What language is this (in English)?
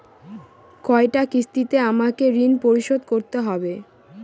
Bangla